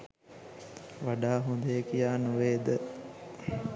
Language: Sinhala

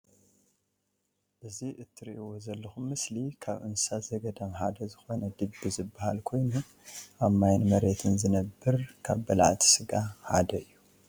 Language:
Tigrinya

